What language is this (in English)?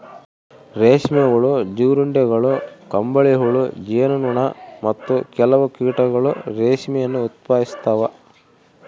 Kannada